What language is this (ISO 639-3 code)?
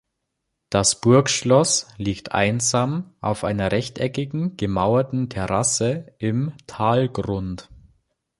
deu